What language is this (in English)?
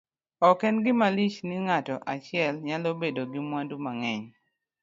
Luo (Kenya and Tanzania)